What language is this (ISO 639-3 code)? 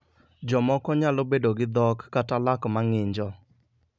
luo